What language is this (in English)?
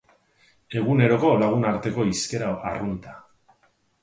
Basque